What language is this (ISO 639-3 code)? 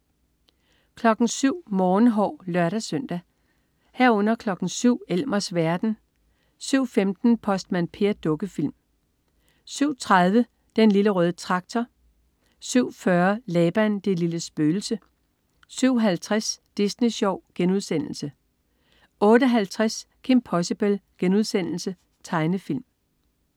dan